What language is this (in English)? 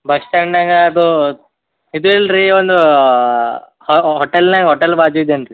Kannada